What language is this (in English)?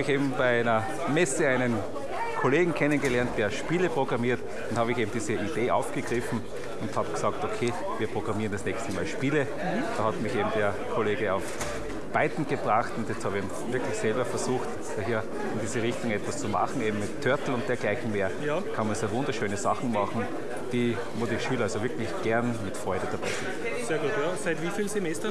German